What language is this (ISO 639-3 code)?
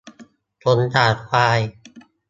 tha